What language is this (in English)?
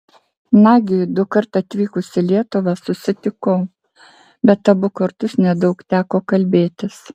Lithuanian